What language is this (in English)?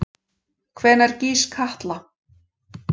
Icelandic